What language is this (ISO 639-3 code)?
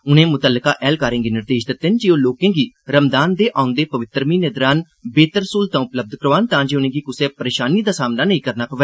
doi